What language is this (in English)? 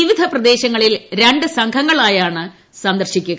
Malayalam